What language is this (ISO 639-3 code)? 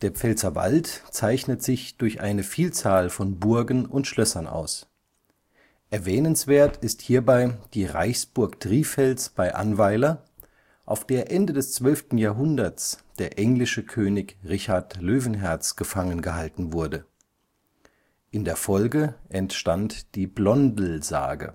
deu